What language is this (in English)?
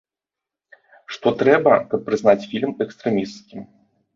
Belarusian